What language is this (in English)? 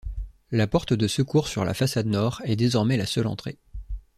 French